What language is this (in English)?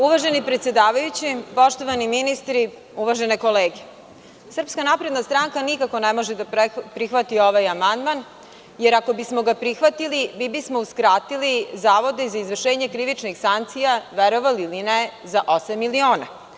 Serbian